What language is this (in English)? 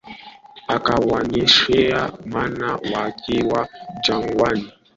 Swahili